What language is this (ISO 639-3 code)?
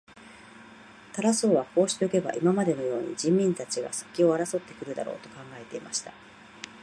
jpn